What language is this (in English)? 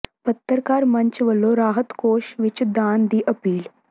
Punjabi